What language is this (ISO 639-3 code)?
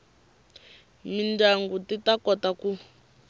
tso